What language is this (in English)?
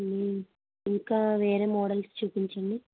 Telugu